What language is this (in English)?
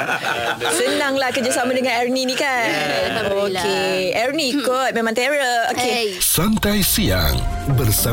Malay